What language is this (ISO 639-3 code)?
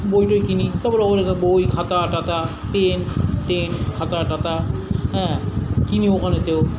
ben